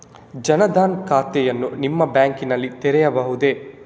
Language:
Kannada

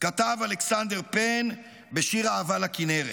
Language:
Hebrew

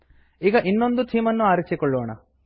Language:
Kannada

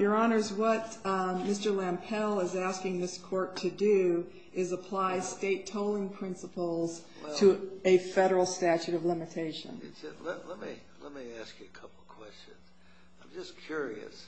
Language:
English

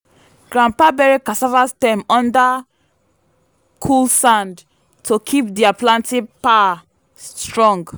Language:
Nigerian Pidgin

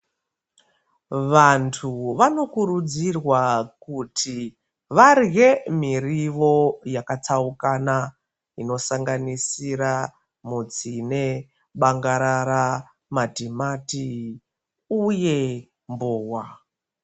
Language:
Ndau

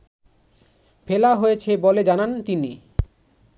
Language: Bangla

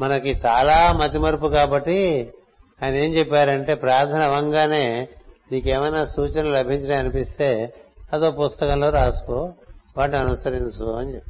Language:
Telugu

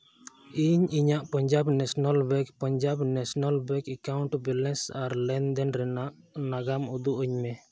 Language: Santali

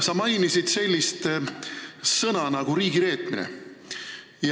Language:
Estonian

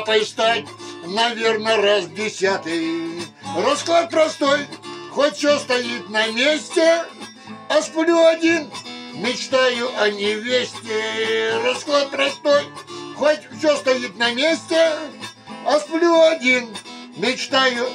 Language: Russian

